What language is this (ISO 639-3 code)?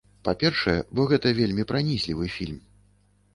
bel